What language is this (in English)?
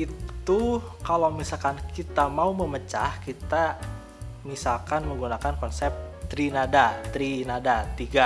Indonesian